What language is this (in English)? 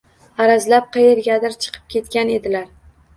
Uzbek